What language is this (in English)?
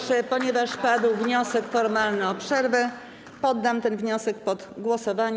Polish